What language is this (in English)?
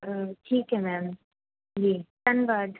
Punjabi